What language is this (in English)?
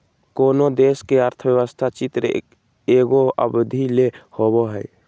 Magahi